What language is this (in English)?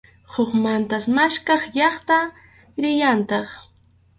Arequipa-La Unión Quechua